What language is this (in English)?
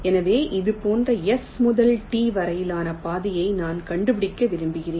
Tamil